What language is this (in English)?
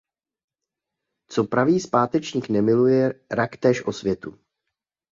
Czech